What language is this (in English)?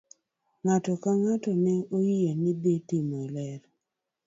Luo (Kenya and Tanzania)